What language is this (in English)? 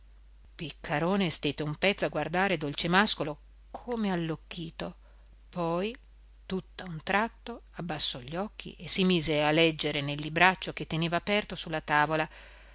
Italian